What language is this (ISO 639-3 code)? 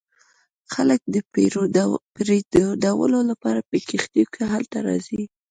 pus